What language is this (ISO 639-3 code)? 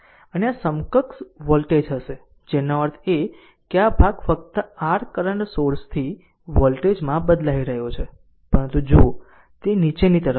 guj